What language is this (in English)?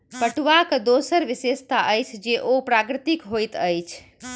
Maithili